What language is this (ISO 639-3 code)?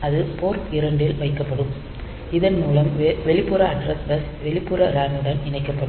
tam